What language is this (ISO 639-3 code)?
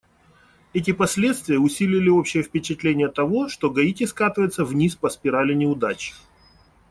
rus